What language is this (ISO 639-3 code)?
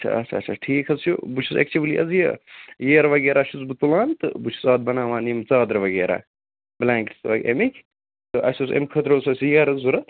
kas